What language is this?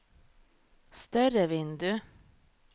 Norwegian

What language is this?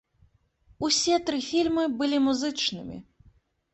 Belarusian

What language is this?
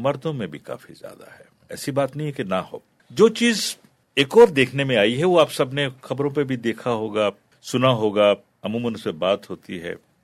Urdu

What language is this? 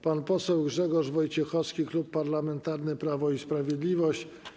Polish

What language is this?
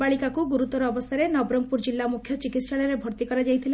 Odia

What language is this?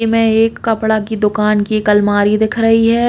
Bundeli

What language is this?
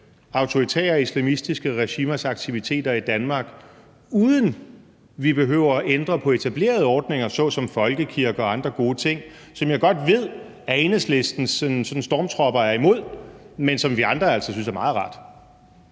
Danish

